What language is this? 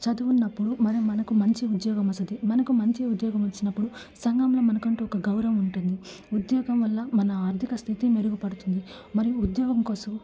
Telugu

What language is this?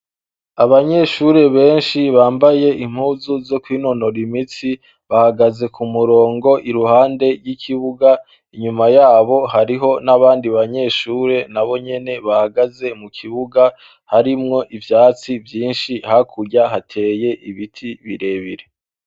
Rundi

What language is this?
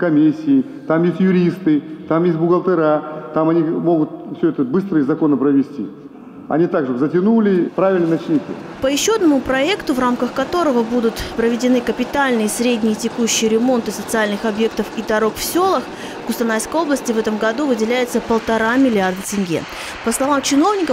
Russian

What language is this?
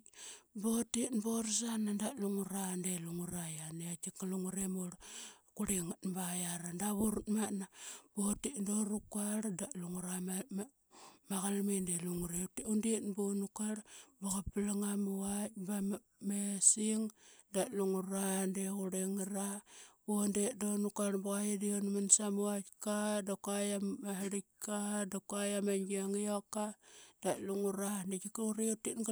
Qaqet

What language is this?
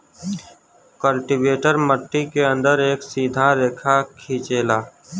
Bhojpuri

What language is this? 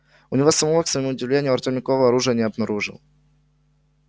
Russian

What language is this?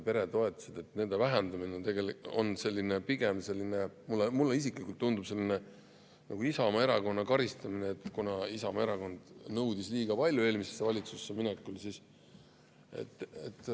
Estonian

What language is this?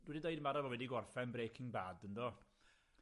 Welsh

